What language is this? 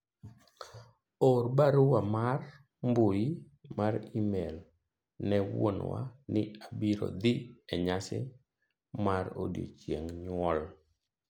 Luo (Kenya and Tanzania)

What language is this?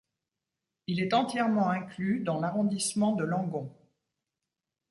French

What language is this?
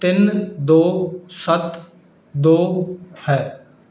Punjabi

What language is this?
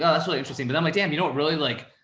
English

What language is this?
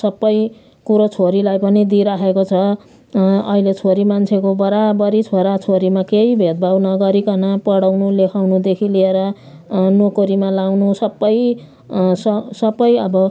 Nepali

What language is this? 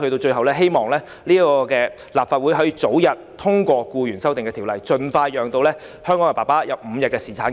Cantonese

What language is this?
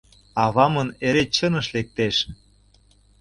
Mari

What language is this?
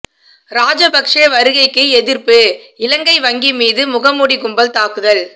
Tamil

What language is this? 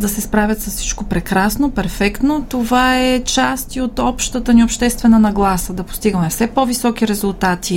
Bulgarian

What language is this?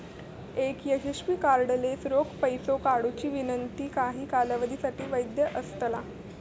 Marathi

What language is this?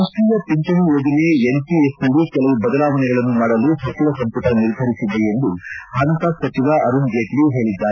Kannada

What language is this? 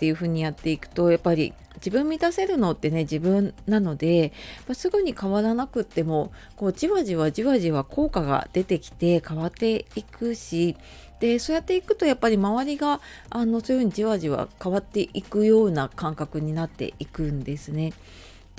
Japanese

